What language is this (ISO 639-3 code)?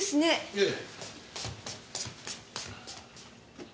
jpn